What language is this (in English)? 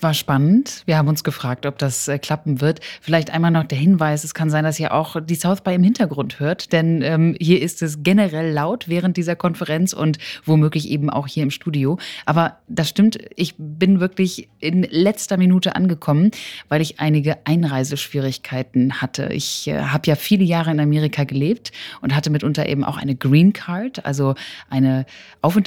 German